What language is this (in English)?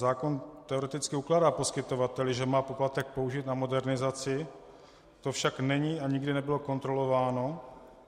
Czech